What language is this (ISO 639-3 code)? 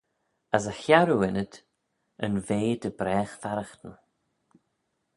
glv